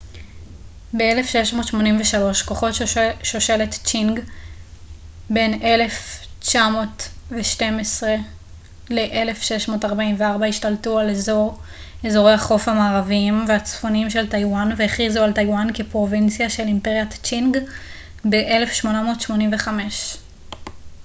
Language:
Hebrew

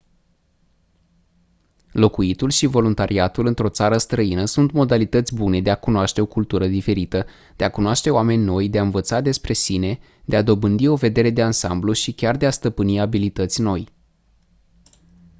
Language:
Romanian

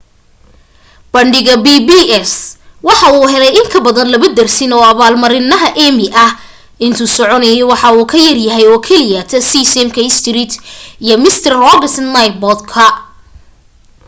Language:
Somali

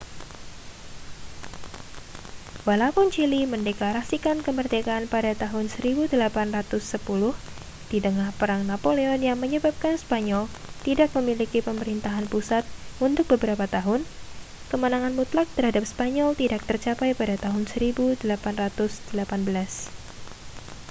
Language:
Indonesian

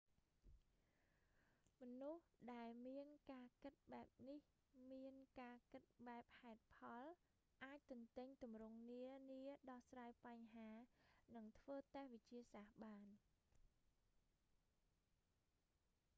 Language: Khmer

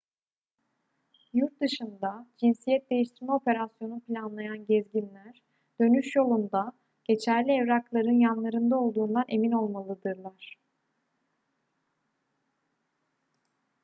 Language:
Turkish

